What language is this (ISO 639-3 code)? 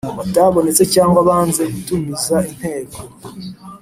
kin